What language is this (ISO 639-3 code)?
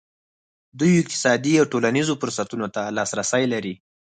pus